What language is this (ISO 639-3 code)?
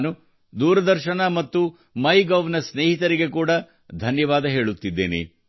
kan